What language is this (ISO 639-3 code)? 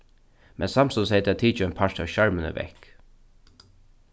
fao